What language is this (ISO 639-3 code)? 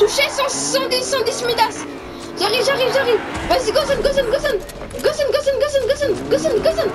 fra